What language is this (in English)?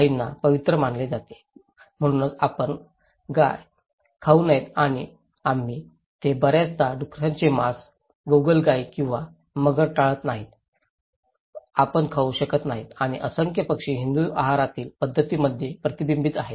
Marathi